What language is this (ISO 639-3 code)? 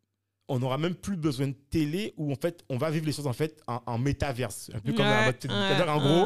fra